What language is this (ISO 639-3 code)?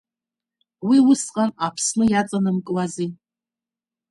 abk